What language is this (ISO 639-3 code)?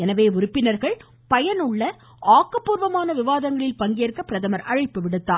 tam